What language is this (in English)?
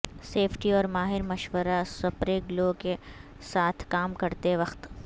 Urdu